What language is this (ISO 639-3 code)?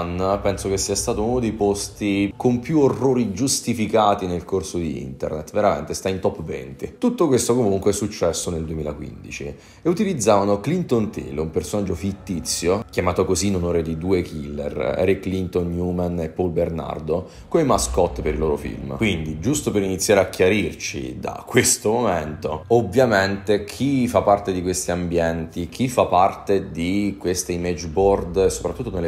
ita